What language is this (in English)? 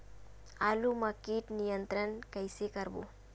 Chhattisgarhi